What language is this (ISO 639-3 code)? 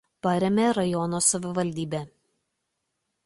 lit